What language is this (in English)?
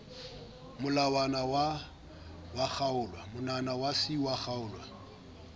Southern Sotho